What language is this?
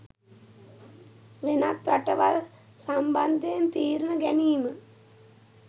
Sinhala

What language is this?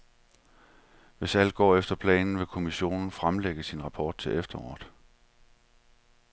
Danish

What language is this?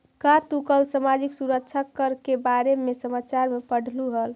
Magahi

